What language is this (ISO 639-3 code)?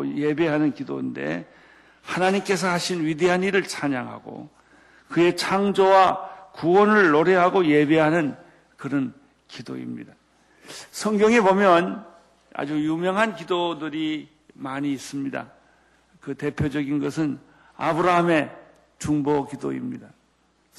kor